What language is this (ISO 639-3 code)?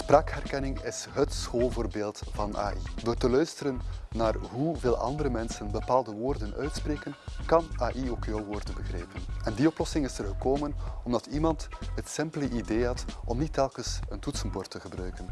nld